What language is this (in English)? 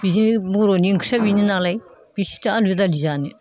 Bodo